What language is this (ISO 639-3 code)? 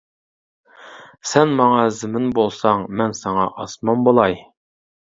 uig